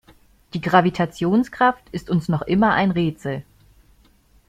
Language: German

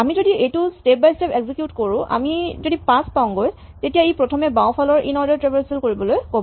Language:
Assamese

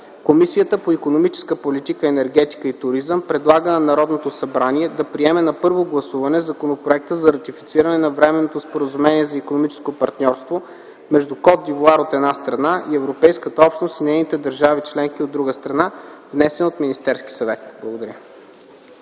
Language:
Bulgarian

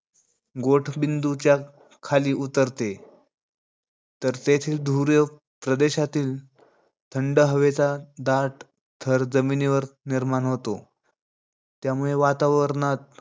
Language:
Marathi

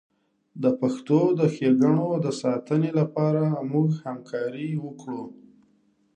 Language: Pashto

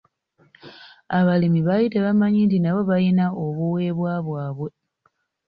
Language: Ganda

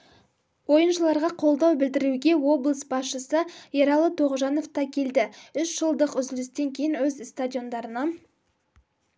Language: Kazakh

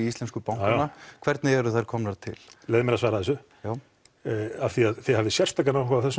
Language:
Icelandic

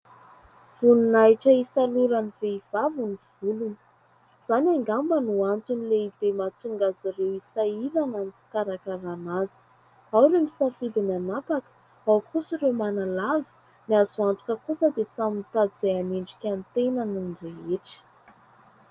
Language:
Malagasy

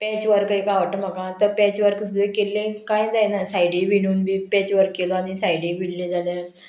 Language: Konkani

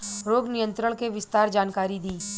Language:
Bhojpuri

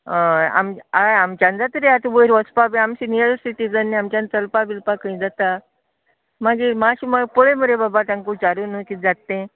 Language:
Konkani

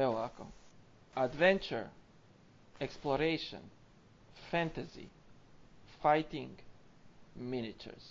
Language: Croatian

